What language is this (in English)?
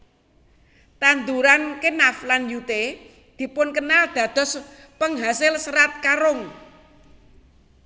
Javanese